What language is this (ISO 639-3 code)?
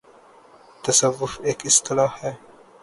urd